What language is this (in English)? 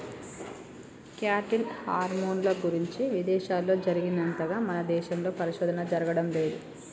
Telugu